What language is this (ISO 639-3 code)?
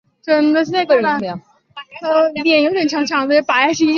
zho